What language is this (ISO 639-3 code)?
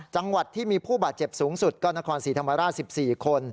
tha